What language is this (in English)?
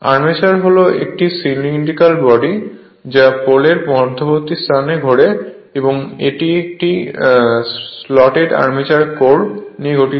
Bangla